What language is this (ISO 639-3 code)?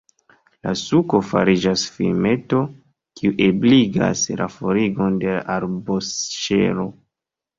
epo